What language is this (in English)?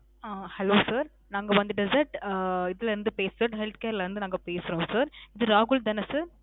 Tamil